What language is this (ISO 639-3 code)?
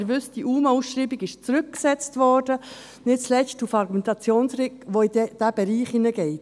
gsw